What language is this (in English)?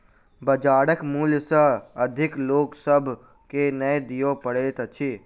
Maithili